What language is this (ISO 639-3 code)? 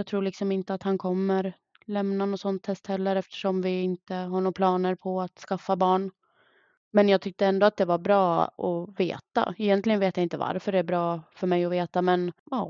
swe